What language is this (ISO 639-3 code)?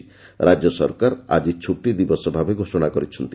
ori